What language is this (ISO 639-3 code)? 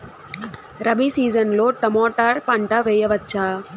tel